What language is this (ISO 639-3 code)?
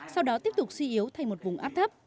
vie